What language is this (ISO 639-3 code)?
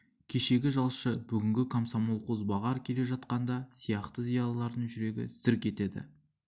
kaz